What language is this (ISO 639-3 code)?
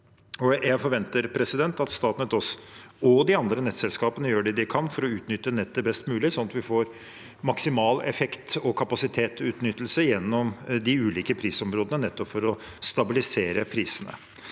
nor